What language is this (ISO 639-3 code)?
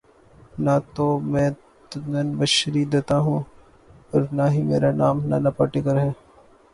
urd